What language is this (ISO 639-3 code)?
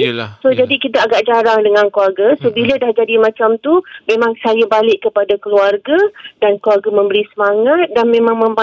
msa